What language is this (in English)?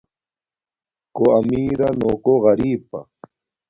Domaaki